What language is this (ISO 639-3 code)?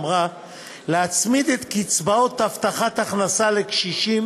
heb